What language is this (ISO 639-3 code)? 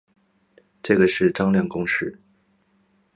zho